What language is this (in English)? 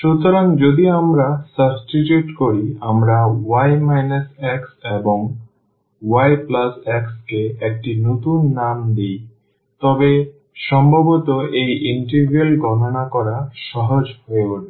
Bangla